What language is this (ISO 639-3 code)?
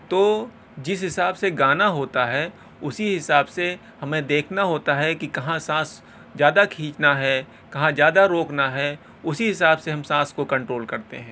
urd